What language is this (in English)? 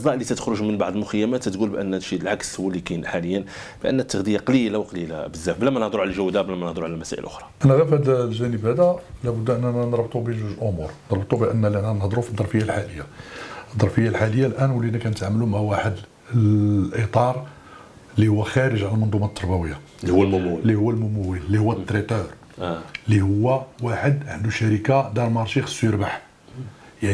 Arabic